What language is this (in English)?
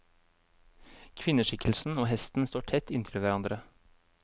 Norwegian